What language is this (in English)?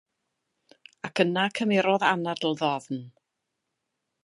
Welsh